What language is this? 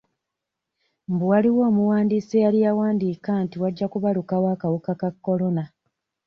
Ganda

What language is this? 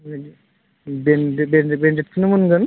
Bodo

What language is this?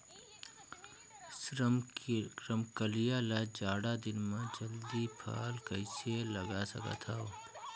Chhattisgarhi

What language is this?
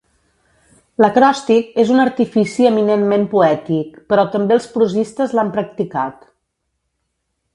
Catalan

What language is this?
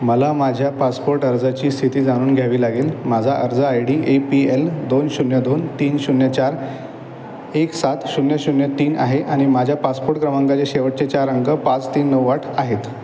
Marathi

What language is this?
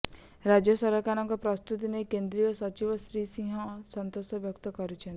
Odia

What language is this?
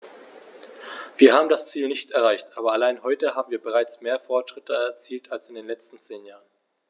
German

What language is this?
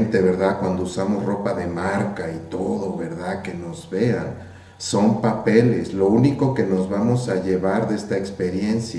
Spanish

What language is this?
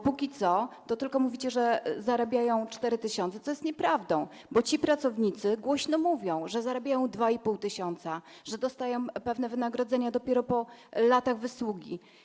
Polish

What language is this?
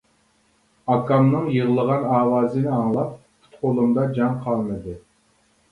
Uyghur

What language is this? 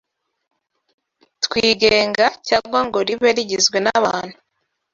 Kinyarwanda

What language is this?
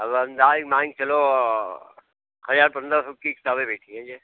Hindi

